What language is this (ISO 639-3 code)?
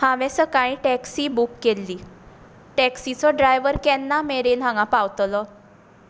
kok